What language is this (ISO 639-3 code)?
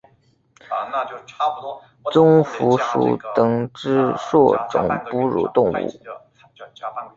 zho